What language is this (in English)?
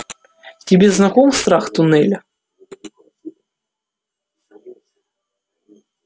Russian